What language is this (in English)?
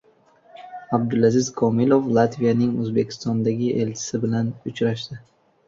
Uzbek